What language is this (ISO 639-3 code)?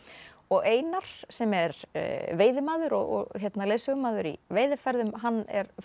isl